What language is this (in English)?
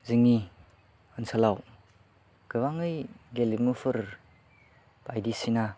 Bodo